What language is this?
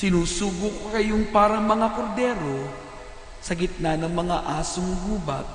Filipino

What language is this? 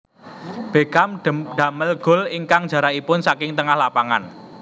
Javanese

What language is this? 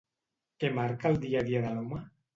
Catalan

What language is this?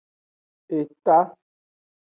Aja (Benin)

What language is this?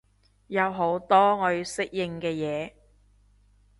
Cantonese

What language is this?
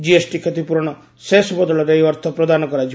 Odia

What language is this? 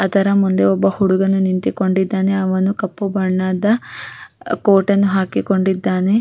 Kannada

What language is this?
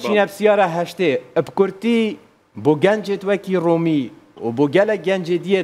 Arabic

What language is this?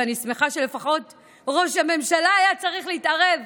Hebrew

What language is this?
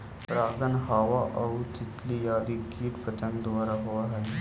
Magahi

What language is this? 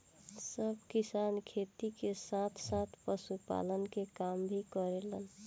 Bhojpuri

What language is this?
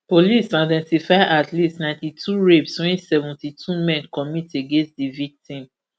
Nigerian Pidgin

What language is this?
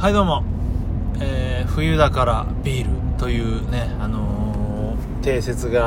Japanese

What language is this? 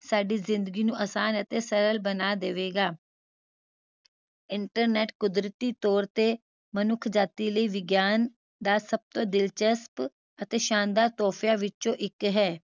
Punjabi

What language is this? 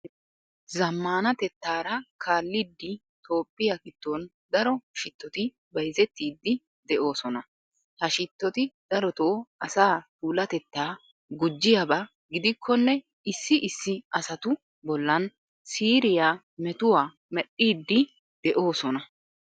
Wolaytta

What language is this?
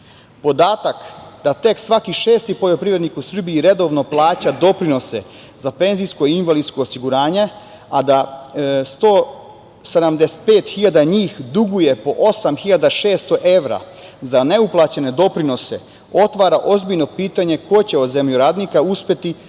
Serbian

